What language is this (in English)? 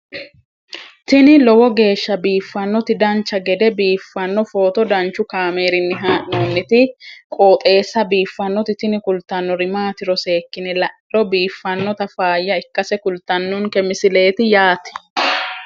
Sidamo